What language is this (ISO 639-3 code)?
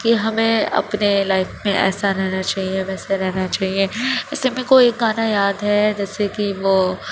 urd